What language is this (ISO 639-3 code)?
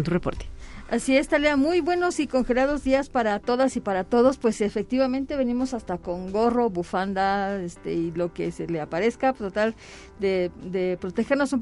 spa